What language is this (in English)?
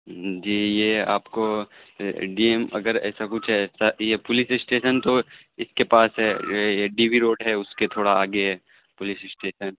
Urdu